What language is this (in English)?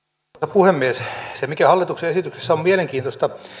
Finnish